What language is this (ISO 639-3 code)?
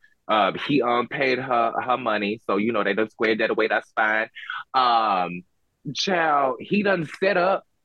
eng